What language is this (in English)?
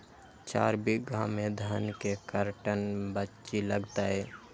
Magahi